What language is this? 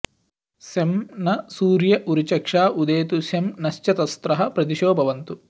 Sanskrit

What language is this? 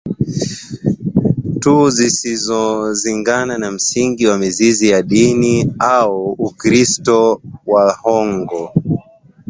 Swahili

